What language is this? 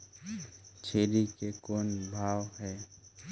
Chhattisgarhi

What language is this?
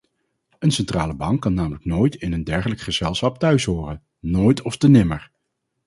Dutch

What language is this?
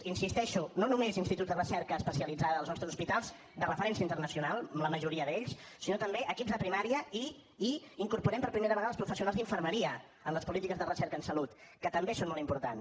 Catalan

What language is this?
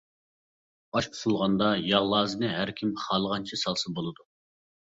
Uyghur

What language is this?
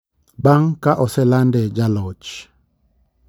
Luo (Kenya and Tanzania)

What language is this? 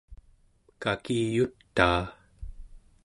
Central Yupik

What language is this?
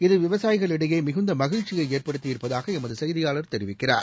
Tamil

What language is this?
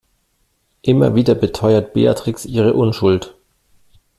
German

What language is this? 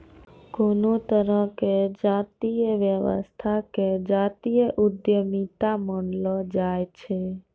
Maithili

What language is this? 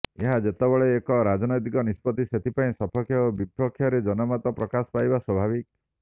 Odia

